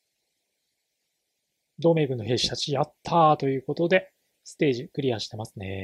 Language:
Japanese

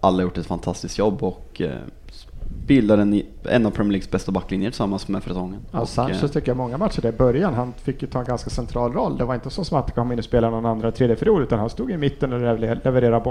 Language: Swedish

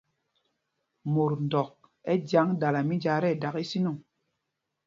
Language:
Mpumpong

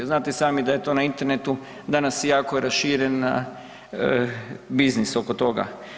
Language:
Croatian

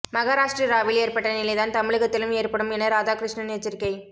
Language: Tamil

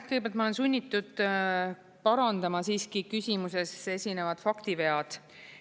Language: Estonian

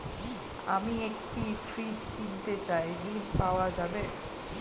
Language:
Bangla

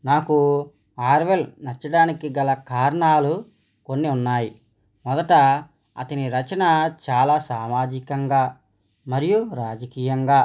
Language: Telugu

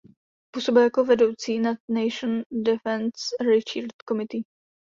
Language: Czech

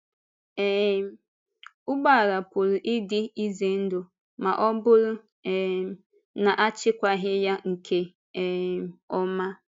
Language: Igbo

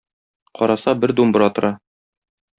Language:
Tatar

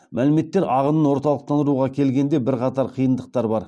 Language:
Kazakh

